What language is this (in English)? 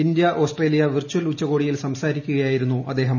Malayalam